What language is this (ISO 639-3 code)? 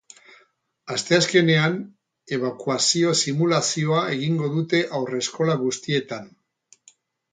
eus